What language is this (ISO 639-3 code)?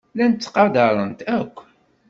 kab